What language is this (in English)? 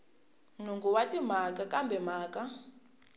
Tsonga